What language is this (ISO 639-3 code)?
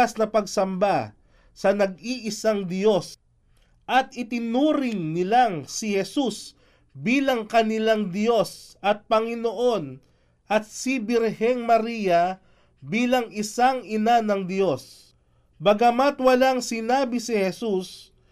fil